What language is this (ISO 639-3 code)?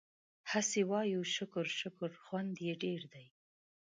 pus